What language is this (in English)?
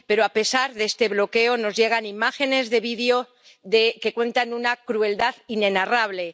Spanish